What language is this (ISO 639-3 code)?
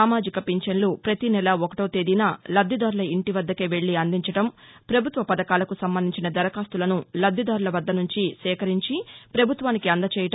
tel